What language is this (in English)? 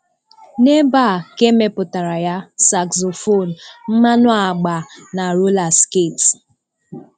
Igbo